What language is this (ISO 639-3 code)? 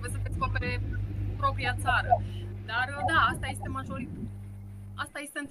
ron